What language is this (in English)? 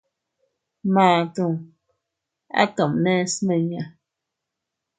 Teutila Cuicatec